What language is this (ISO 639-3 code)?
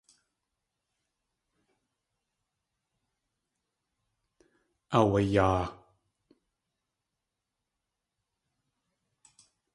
tli